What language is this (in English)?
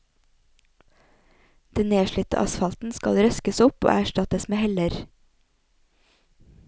Norwegian